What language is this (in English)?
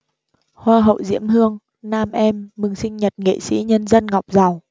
Vietnamese